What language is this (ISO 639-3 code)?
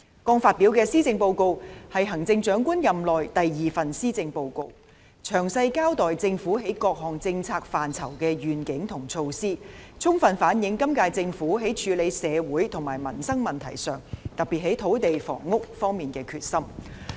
yue